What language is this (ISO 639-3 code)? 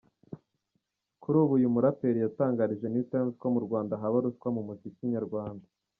kin